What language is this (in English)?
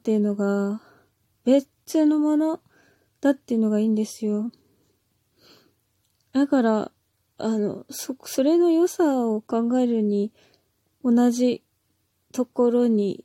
Japanese